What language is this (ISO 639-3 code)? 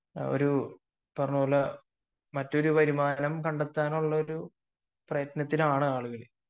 mal